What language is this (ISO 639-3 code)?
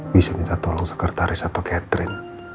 ind